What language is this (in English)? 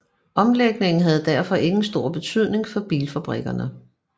Danish